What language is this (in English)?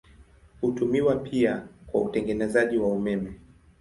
Swahili